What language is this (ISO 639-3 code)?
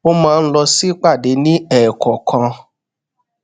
yor